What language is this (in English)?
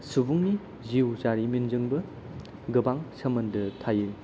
Bodo